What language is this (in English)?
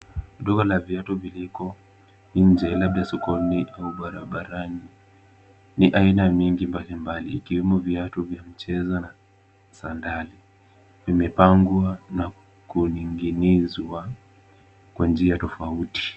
Swahili